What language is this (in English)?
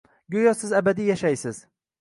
Uzbek